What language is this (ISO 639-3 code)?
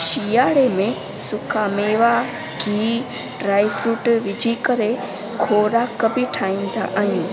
snd